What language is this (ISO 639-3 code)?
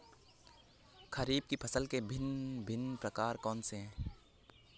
hin